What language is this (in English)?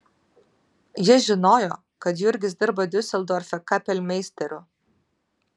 Lithuanian